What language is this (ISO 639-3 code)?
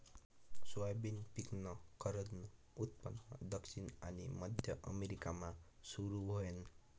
mar